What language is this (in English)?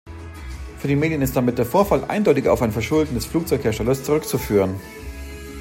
German